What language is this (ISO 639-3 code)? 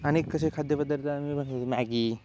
mar